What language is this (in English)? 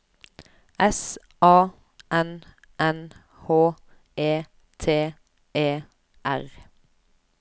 Norwegian